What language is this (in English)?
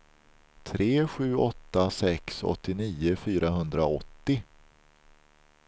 Swedish